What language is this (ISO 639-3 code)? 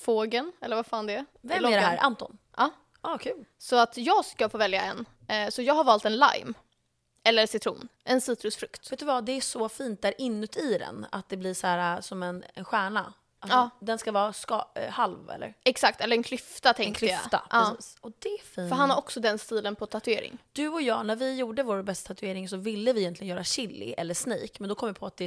swe